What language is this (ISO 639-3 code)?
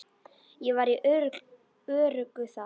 isl